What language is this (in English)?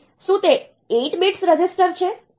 Gujarati